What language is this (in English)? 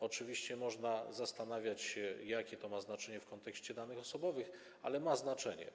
Polish